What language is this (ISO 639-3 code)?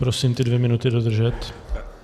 ces